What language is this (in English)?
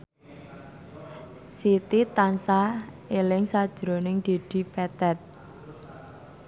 Javanese